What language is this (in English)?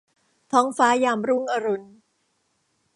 Thai